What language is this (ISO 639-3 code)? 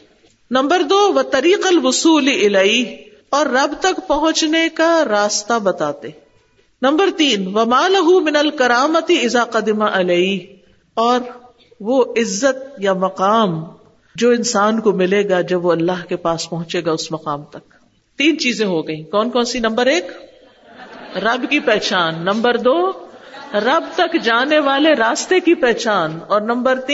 urd